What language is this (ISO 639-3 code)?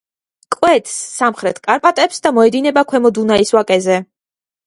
kat